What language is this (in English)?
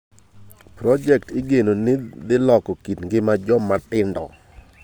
Luo (Kenya and Tanzania)